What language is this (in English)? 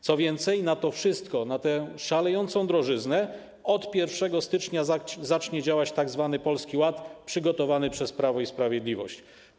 Polish